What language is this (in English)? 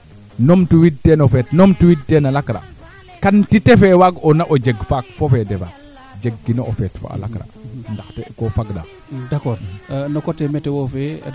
Serer